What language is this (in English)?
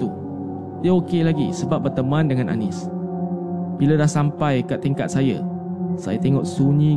Malay